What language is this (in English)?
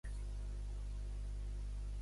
Catalan